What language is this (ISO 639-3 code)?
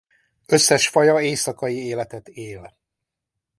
hun